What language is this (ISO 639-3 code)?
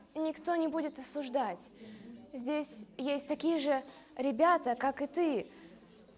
rus